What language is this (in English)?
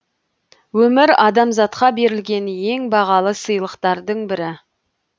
Kazakh